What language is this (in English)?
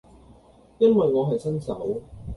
Cantonese